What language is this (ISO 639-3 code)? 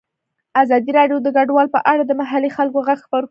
pus